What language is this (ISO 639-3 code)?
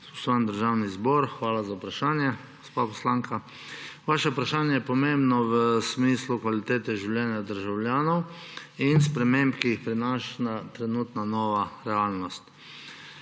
slv